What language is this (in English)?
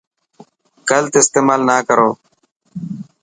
Dhatki